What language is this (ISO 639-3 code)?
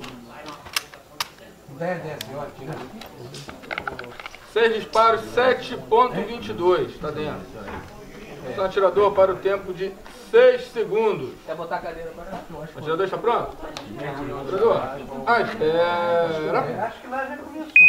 por